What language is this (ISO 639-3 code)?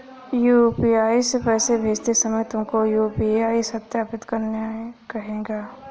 hin